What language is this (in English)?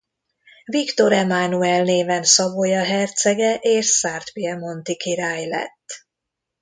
Hungarian